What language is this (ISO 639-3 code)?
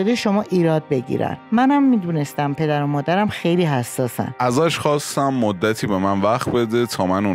fas